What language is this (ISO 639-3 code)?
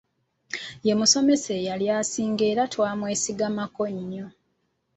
lug